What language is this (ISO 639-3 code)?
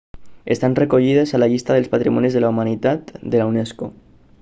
cat